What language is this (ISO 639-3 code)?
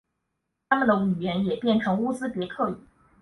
zho